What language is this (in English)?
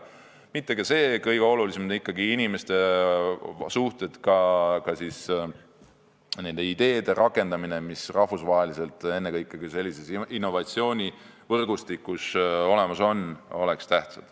Estonian